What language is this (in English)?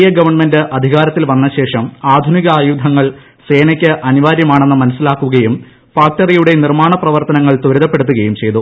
Malayalam